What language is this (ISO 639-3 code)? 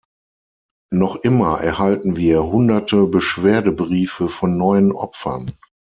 deu